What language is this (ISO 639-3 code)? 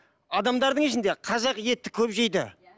kaz